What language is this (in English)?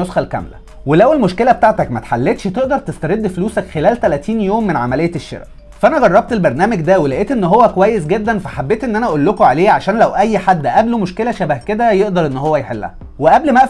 Arabic